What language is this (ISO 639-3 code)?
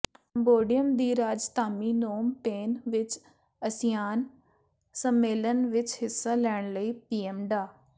pan